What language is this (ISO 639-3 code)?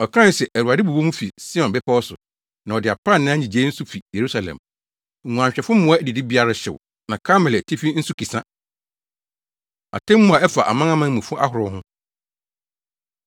aka